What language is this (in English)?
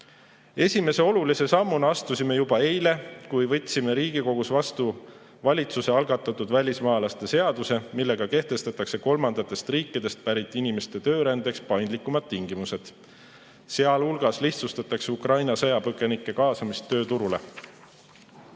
Estonian